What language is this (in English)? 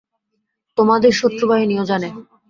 Bangla